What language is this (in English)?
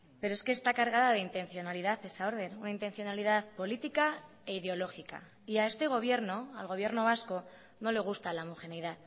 Spanish